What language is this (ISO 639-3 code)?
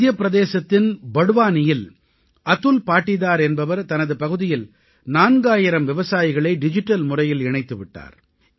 tam